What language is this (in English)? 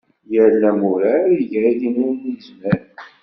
Kabyle